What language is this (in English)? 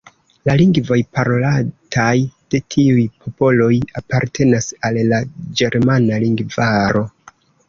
Esperanto